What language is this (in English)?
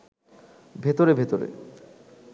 Bangla